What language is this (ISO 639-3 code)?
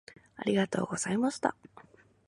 jpn